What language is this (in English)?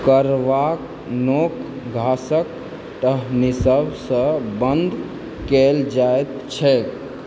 Maithili